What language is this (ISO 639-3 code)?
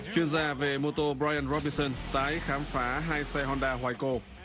vie